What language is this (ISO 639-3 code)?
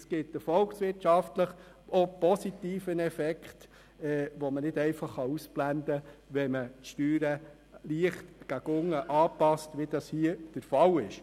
gsw